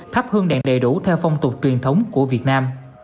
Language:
Vietnamese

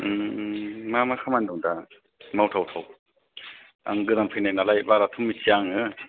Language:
Bodo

